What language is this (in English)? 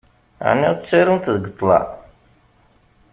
Kabyle